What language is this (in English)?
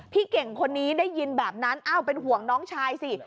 Thai